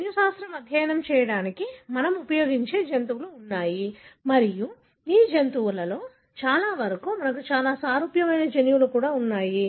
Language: Telugu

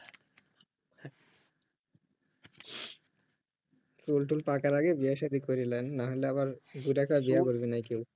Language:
Bangla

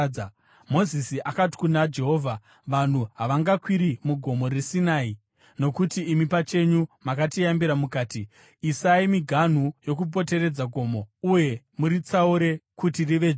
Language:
Shona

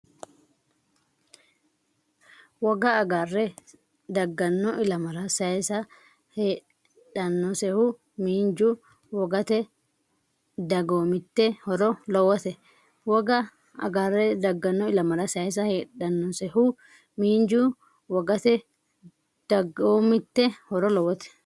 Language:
Sidamo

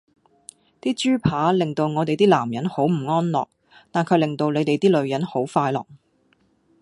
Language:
Cantonese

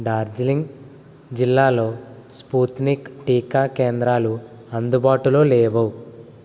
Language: Telugu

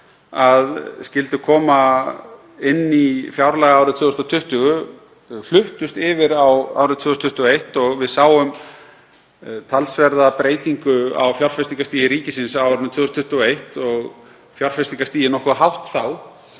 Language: Icelandic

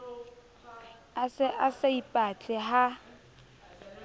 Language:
Southern Sotho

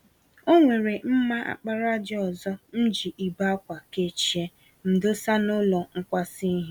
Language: Igbo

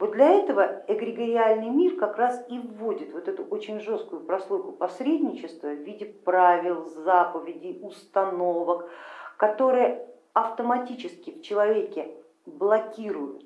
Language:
Russian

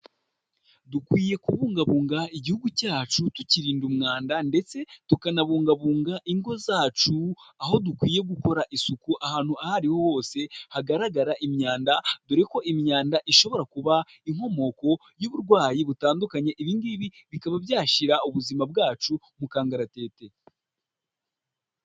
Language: Kinyarwanda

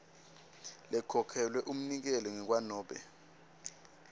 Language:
Swati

